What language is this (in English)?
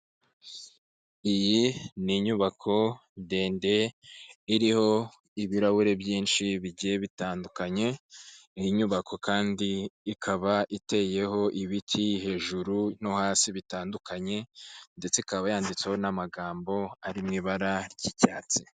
Kinyarwanda